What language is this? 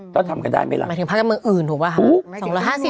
Thai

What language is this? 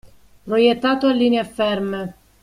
Italian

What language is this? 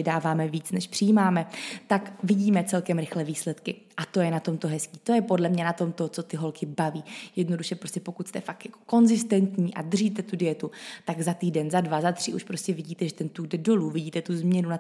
Czech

